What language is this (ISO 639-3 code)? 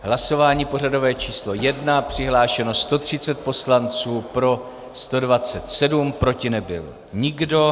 ces